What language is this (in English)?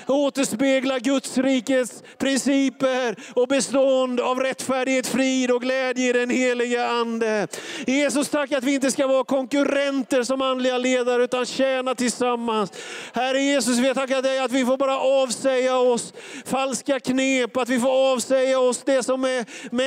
Swedish